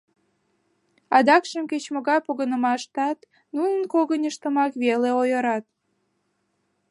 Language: Mari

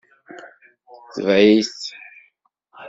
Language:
Kabyle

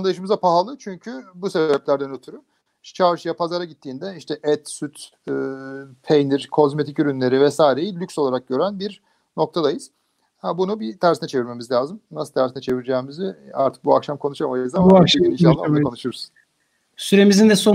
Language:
Turkish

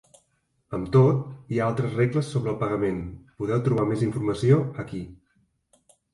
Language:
Catalan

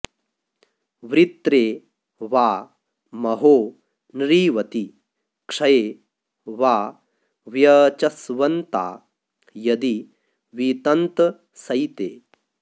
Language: Sanskrit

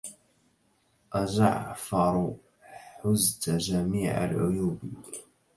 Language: Arabic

